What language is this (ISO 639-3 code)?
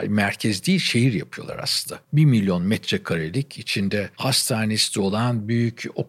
tur